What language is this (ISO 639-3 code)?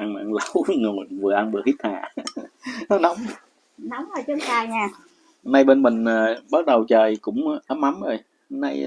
vie